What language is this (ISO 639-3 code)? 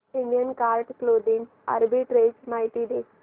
mar